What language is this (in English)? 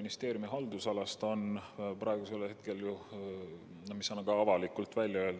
Estonian